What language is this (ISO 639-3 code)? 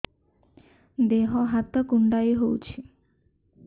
ori